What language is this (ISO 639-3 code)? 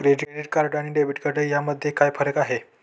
mar